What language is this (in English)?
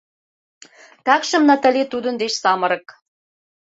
Mari